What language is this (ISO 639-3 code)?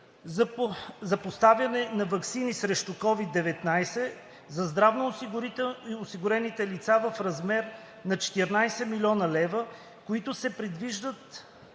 bul